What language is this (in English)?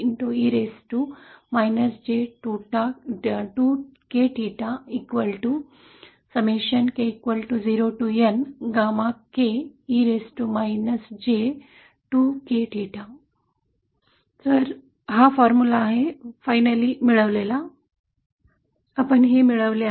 Marathi